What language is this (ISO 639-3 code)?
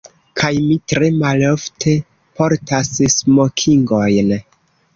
epo